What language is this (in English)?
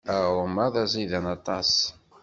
Kabyle